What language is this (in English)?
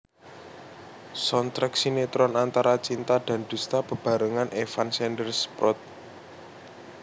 Javanese